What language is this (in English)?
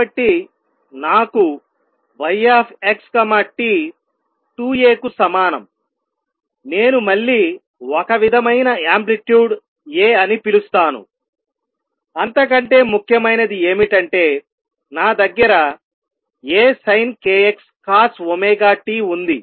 Telugu